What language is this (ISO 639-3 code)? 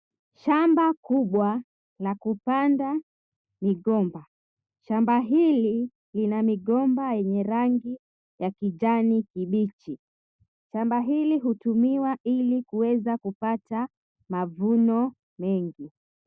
swa